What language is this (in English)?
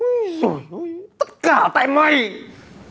Vietnamese